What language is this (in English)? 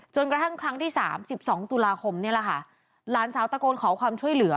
Thai